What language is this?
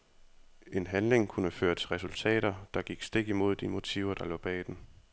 Danish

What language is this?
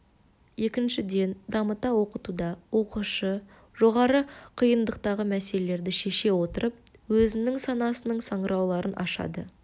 Kazakh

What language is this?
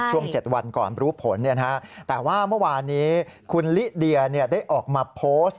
Thai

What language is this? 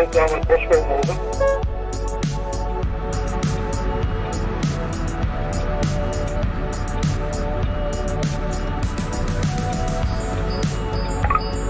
Dutch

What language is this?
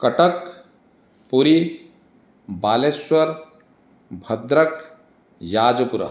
Sanskrit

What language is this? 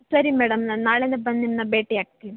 Kannada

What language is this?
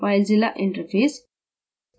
Hindi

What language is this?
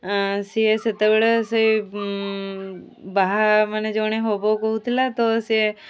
Odia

